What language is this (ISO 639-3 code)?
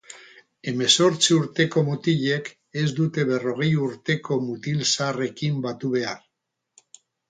eus